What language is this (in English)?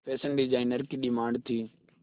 Hindi